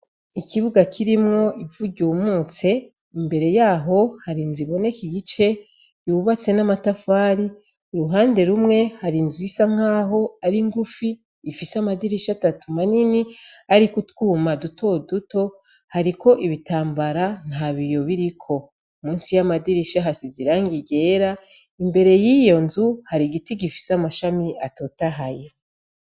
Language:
Rundi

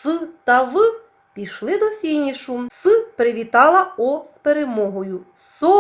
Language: Ukrainian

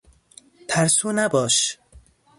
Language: Persian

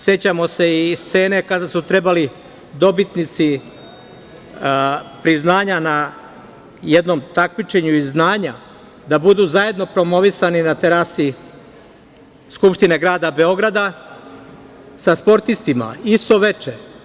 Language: Serbian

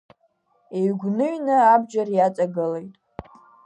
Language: Abkhazian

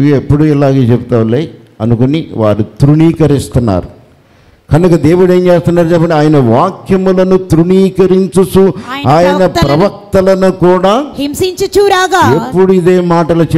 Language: Telugu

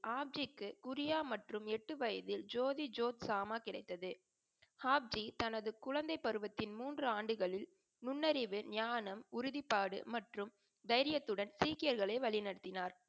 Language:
Tamil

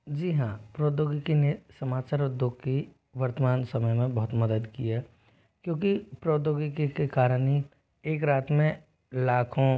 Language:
Hindi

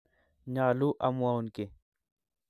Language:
Kalenjin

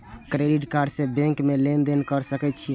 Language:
Maithili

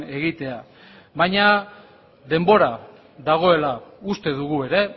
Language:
Basque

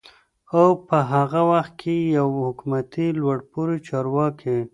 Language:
Pashto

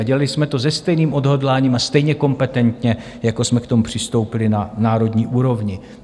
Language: Czech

